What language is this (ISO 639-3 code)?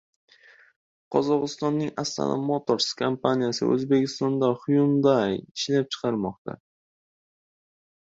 uzb